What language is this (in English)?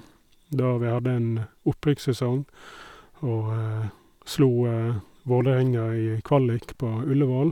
Norwegian